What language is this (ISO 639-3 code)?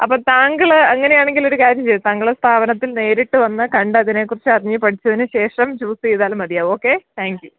mal